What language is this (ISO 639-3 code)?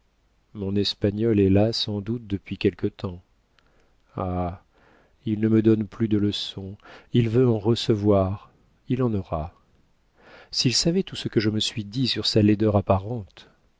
fra